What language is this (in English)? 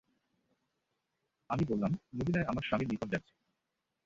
Bangla